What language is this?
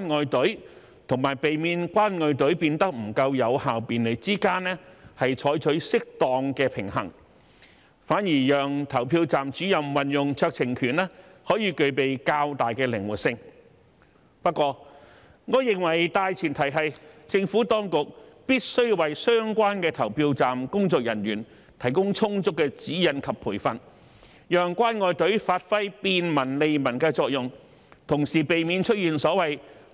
Cantonese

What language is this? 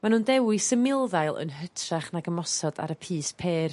Welsh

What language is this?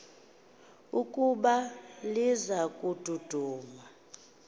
Xhosa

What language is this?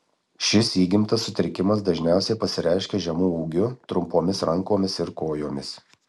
Lithuanian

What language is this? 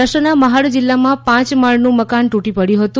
Gujarati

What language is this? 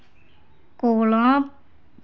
Dogri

